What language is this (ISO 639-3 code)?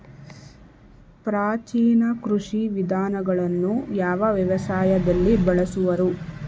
kan